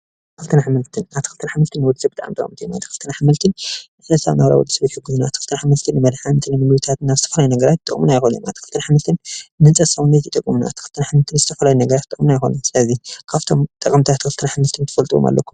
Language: Tigrinya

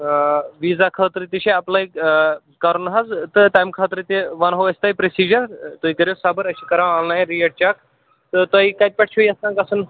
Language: Kashmiri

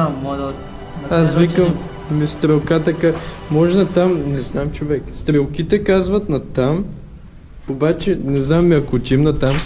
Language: Bulgarian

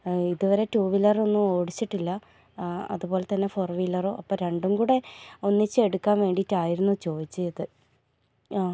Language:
Malayalam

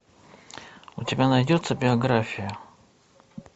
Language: Russian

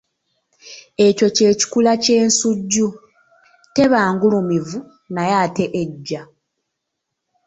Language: Ganda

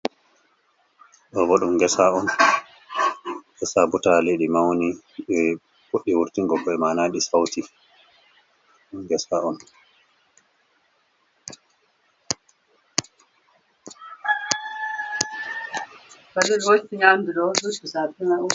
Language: Fula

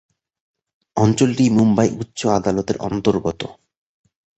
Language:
Bangla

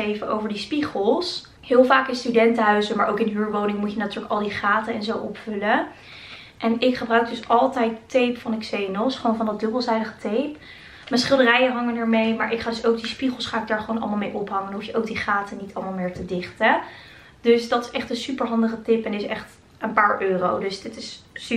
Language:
Dutch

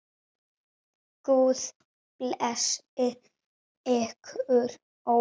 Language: Icelandic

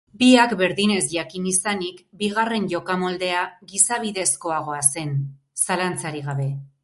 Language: Basque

